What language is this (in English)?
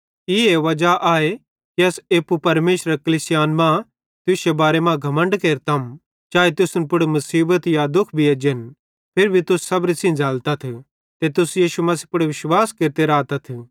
Bhadrawahi